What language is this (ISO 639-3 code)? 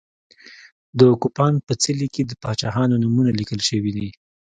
pus